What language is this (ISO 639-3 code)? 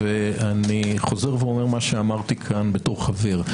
heb